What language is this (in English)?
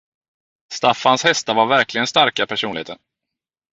Swedish